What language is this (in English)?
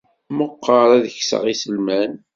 Kabyle